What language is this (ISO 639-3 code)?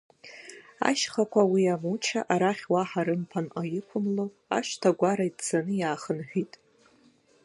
abk